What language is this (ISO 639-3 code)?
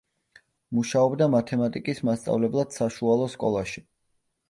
kat